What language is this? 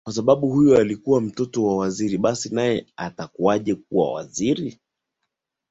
Swahili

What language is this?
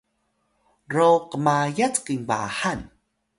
Atayal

